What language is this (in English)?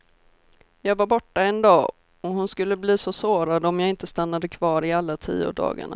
Swedish